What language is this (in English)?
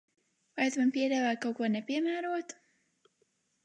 Latvian